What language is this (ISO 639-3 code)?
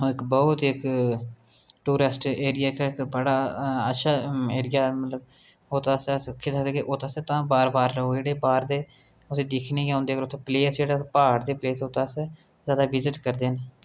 doi